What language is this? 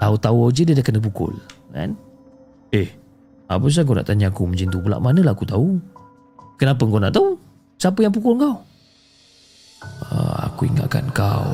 Malay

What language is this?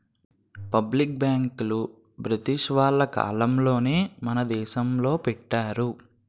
Telugu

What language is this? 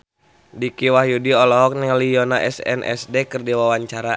Sundanese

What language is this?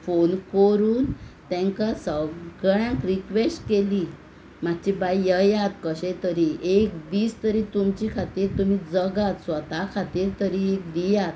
Konkani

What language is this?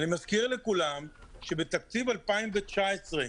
Hebrew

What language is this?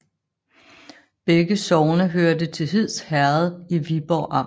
Danish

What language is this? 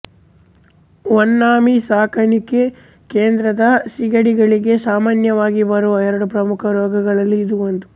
Kannada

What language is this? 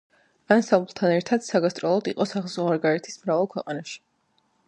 Georgian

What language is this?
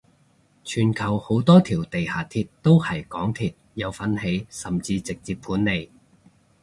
Cantonese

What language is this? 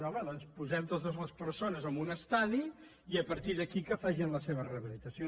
Catalan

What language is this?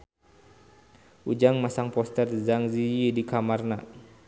Sundanese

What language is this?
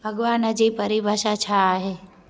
Sindhi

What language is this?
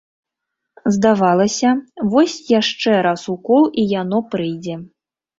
Belarusian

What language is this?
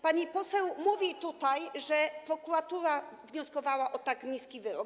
Polish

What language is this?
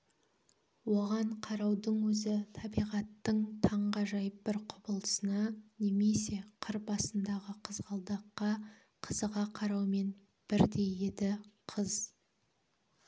Kazakh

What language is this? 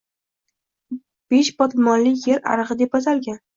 Uzbek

